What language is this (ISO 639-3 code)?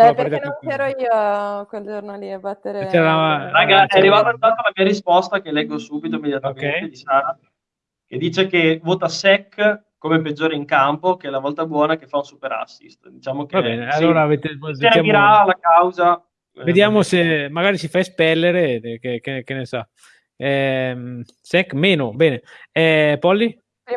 ita